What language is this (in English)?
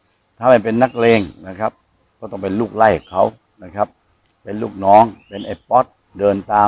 Thai